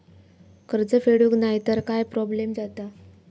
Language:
Marathi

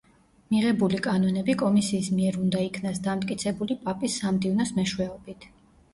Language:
Georgian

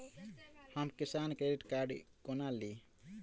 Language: Maithili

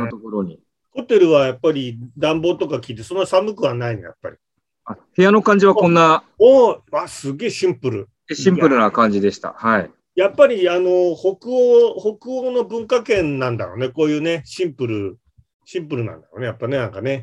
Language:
Japanese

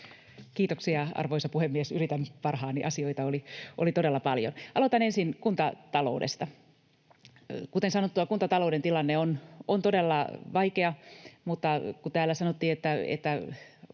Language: Finnish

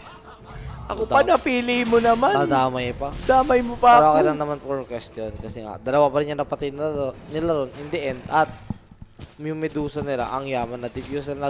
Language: Filipino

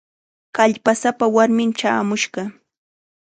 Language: Chiquián Ancash Quechua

